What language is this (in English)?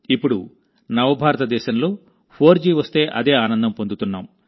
Telugu